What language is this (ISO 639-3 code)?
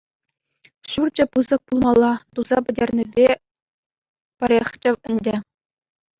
chv